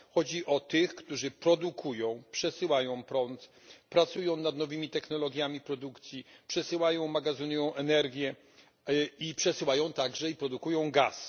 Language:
Polish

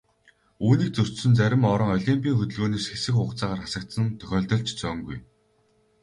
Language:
Mongolian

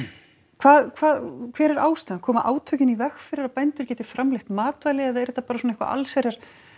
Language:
Icelandic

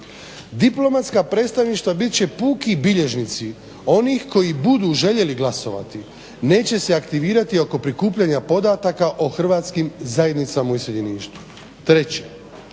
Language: Croatian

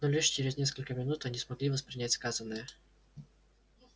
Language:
Russian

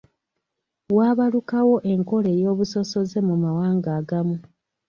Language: Ganda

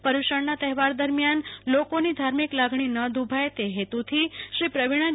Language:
Gujarati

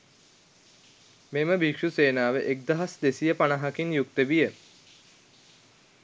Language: Sinhala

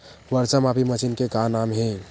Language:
Chhattisgarhi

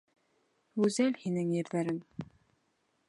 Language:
Bashkir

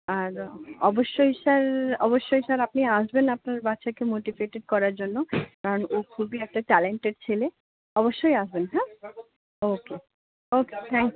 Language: Bangla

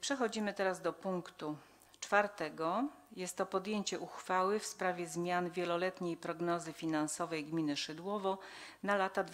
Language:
Polish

